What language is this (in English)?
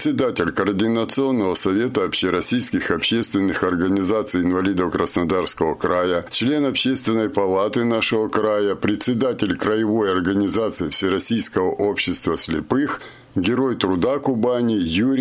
Russian